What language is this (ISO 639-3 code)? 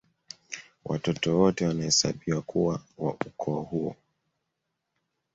swa